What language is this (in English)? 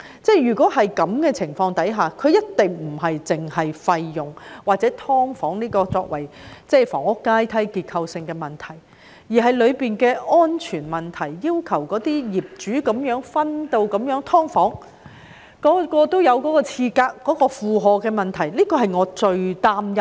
Cantonese